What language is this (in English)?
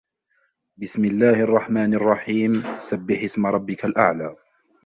Arabic